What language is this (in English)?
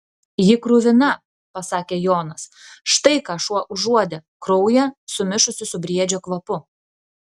Lithuanian